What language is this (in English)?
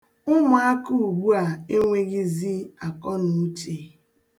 Igbo